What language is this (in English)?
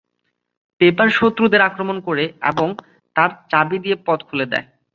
Bangla